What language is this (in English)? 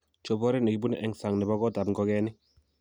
Kalenjin